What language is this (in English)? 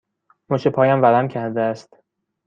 Persian